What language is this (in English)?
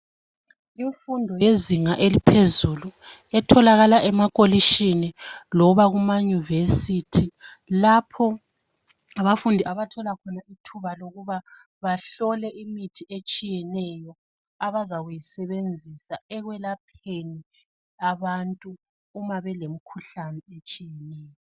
North Ndebele